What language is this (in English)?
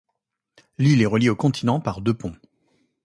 French